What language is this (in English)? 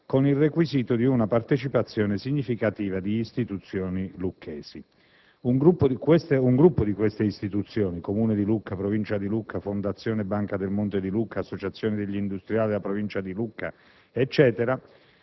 Italian